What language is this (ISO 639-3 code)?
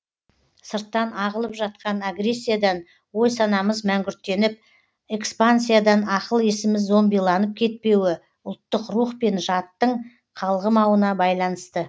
kaz